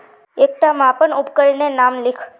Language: Magahi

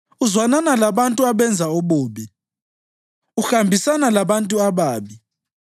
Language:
North Ndebele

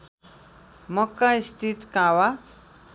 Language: Nepali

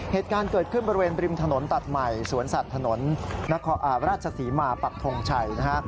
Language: Thai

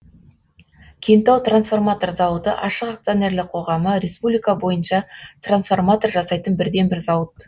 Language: Kazakh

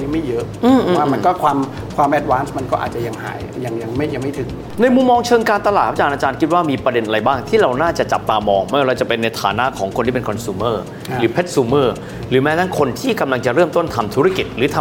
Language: Thai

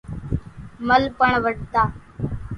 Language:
Kachi Koli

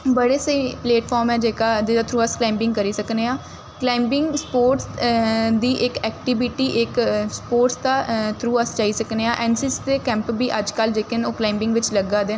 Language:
Dogri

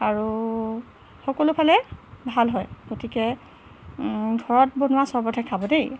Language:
Assamese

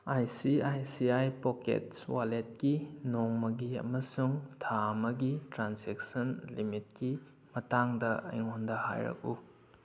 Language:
Manipuri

